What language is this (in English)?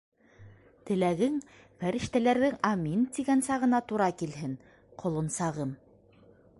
Bashkir